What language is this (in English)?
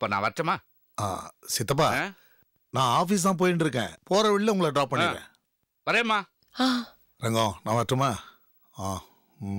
Tamil